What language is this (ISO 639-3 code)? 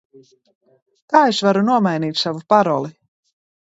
lav